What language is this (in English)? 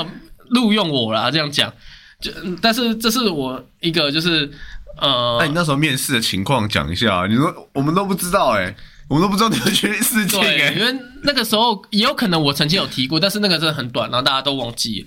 Chinese